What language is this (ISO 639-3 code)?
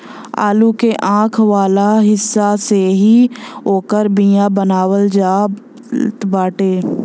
bho